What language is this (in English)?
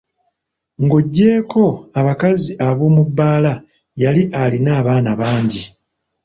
Ganda